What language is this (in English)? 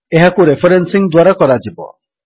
Odia